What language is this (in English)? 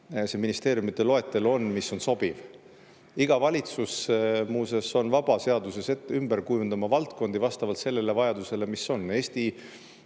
Estonian